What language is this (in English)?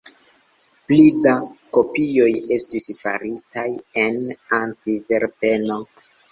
Esperanto